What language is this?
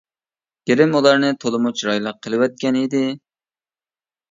Uyghur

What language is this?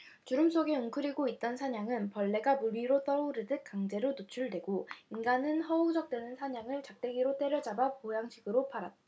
Korean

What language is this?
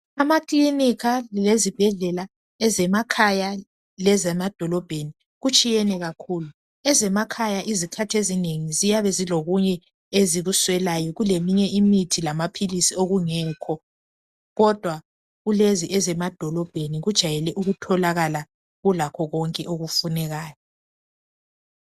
North Ndebele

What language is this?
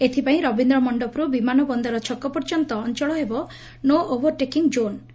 Odia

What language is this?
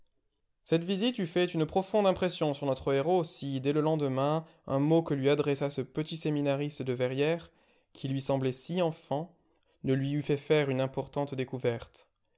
French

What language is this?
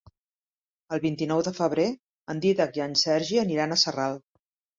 Catalan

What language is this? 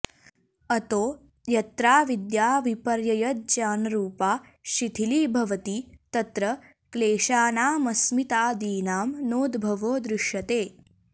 Sanskrit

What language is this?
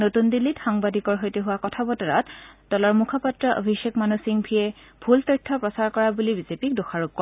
Assamese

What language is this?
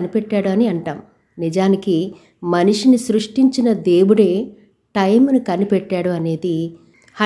Telugu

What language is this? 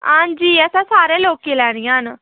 Dogri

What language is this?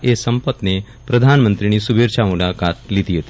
Gujarati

